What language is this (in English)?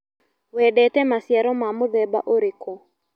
Kikuyu